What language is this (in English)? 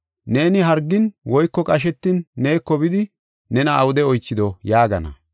Gofa